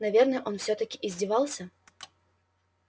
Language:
Russian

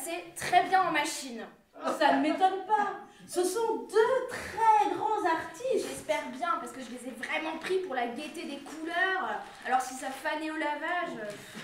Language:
French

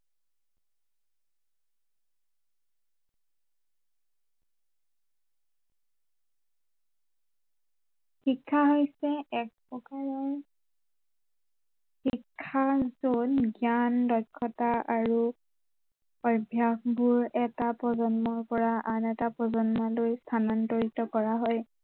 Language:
Assamese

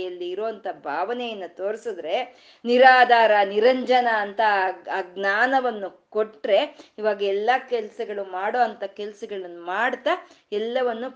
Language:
Kannada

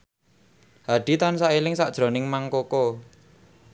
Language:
Javanese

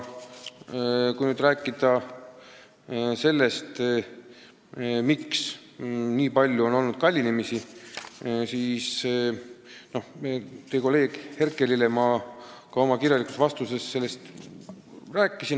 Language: Estonian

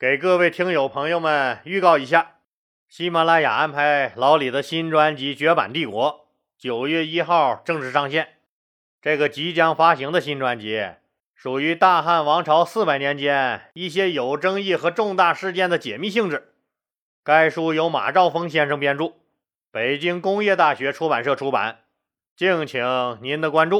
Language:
Chinese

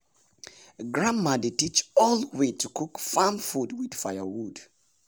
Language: Nigerian Pidgin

